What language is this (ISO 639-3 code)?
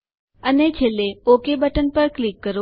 guj